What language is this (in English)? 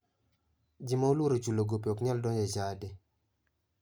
Luo (Kenya and Tanzania)